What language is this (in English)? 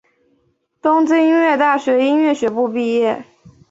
Chinese